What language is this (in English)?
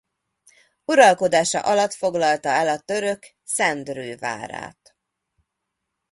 Hungarian